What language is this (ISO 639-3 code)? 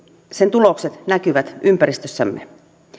fin